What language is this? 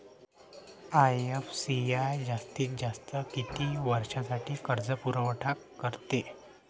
Marathi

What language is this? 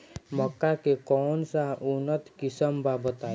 Bhojpuri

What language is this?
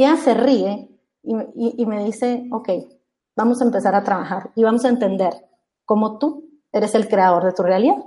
Spanish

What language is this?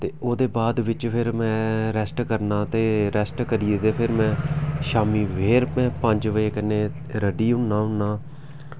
Dogri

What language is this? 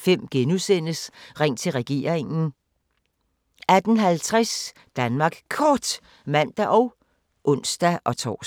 Danish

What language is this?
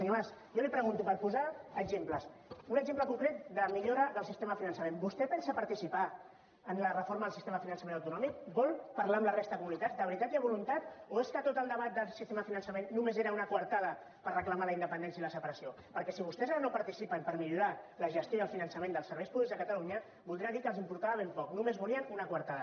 Catalan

